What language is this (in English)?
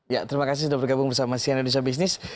Indonesian